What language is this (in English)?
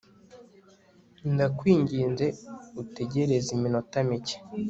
Kinyarwanda